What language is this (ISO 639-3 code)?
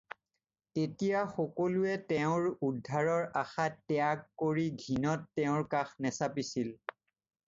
asm